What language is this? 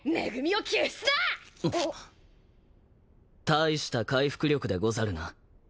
Japanese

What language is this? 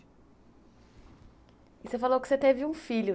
Portuguese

